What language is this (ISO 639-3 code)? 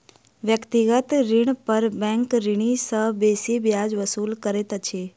mai